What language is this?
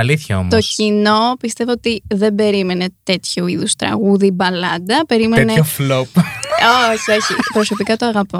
Greek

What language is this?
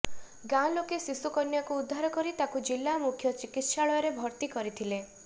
Odia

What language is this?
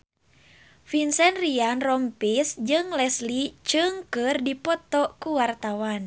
Sundanese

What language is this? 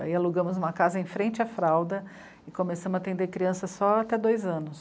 Portuguese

